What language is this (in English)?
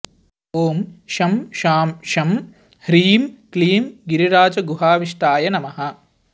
Sanskrit